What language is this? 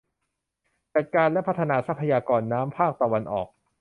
Thai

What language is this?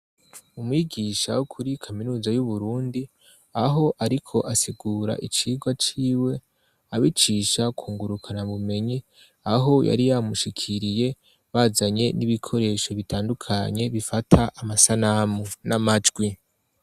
Rundi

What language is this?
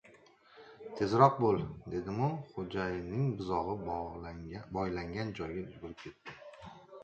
Uzbek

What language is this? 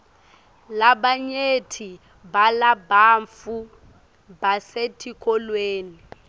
Swati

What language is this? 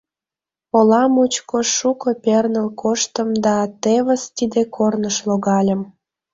Mari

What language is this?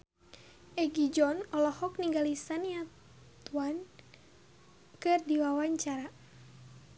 Sundanese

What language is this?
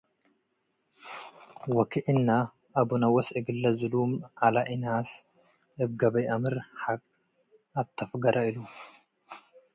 Tigre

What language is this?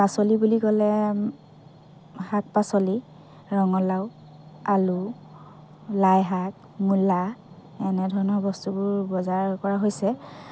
Assamese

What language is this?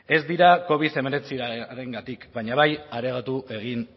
Basque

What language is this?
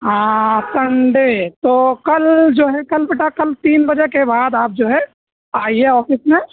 Urdu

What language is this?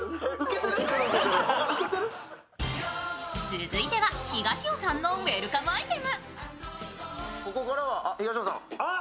Japanese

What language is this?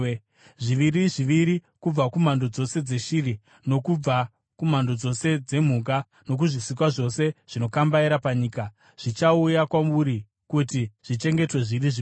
Shona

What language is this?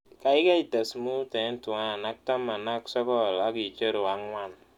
Kalenjin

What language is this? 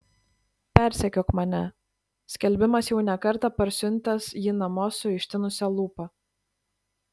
Lithuanian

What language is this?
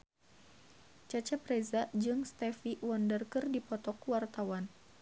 Sundanese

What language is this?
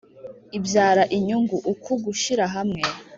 Kinyarwanda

